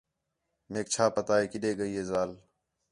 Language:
Khetrani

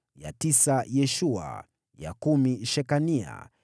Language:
Swahili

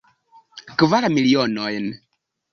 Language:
Esperanto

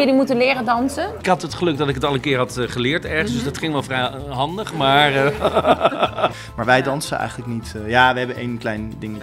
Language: Dutch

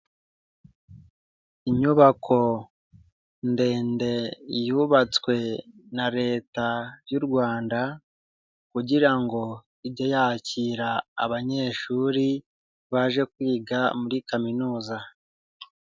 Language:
Kinyarwanda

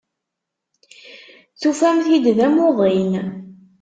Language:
Kabyle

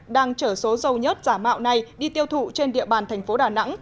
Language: Vietnamese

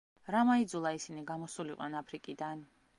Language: Georgian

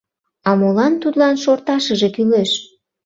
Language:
Mari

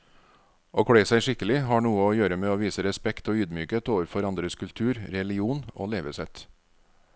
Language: Norwegian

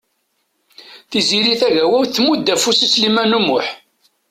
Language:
Kabyle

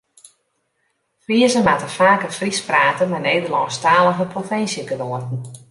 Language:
Western Frisian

